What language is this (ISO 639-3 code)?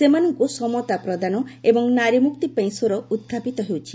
ori